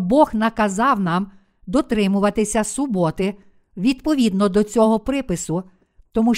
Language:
Ukrainian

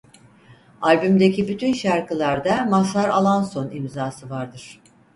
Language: Turkish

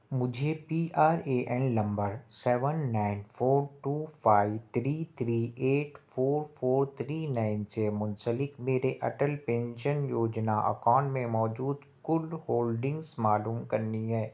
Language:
Urdu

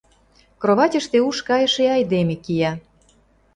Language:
Mari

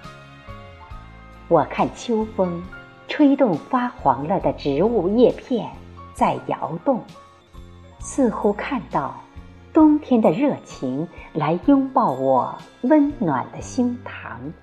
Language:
Chinese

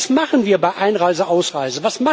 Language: German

